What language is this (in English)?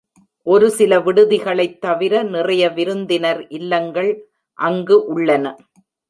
Tamil